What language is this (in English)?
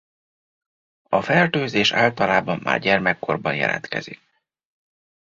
Hungarian